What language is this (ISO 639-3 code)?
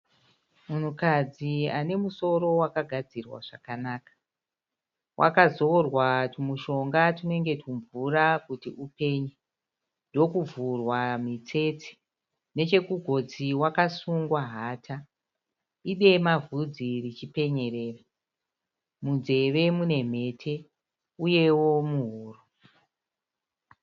sna